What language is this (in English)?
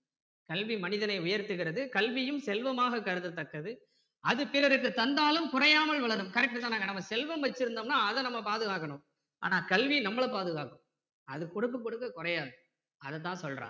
Tamil